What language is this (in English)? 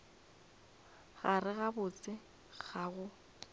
Northern Sotho